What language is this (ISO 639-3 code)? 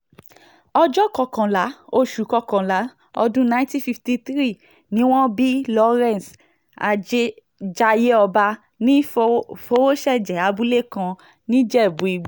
yor